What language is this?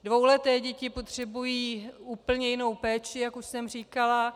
Czech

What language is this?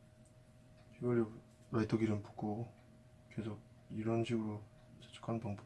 Korean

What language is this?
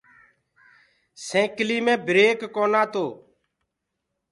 Gurgula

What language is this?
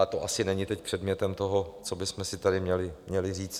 Czech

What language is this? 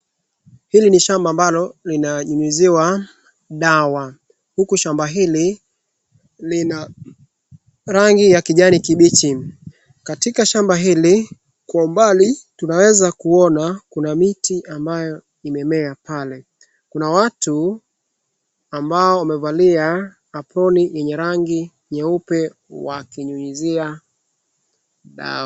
Swahili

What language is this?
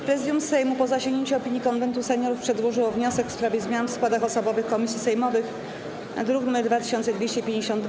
Polish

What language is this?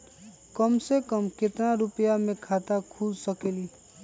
Magahi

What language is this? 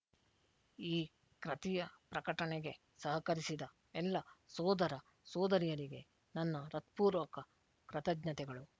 Kannada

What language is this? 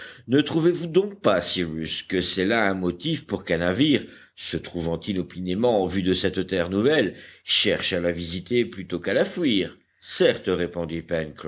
French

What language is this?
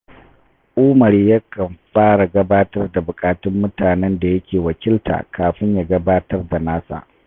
Hausa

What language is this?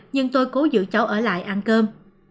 Vietnamese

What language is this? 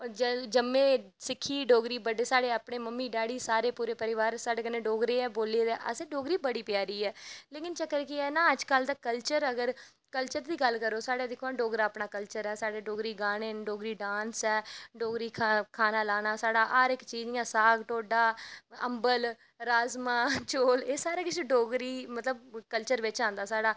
Dogri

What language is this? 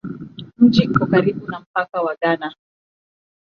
Swahili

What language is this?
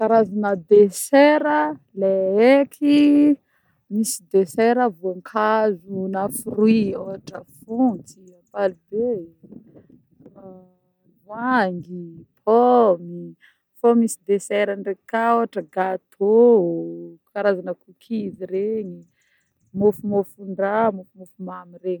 Northern Betsimisaraka Malagasy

